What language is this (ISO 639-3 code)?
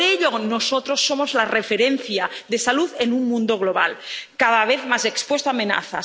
spa